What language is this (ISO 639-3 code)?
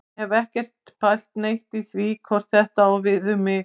isl